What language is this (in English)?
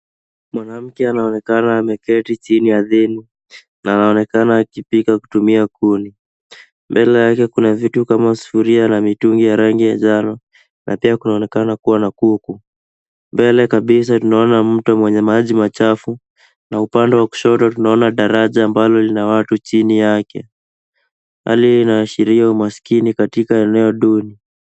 Swahili